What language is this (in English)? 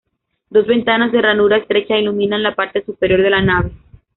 Spanish